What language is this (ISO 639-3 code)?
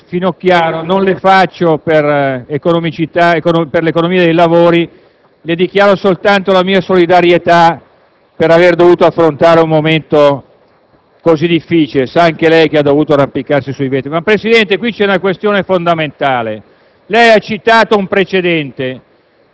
ita